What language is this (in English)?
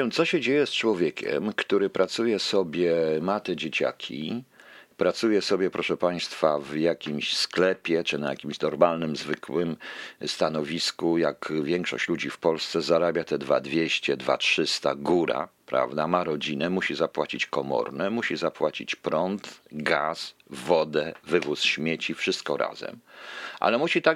Polish